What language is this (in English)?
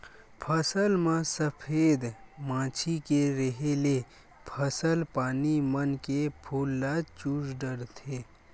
Chhattisgarhi